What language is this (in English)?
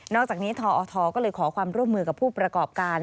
Thai